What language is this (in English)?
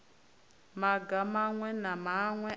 Venda